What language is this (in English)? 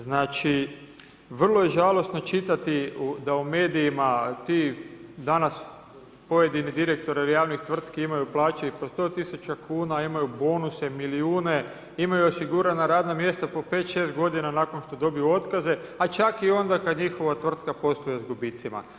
Croatian